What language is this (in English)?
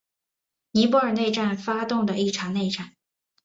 Chinese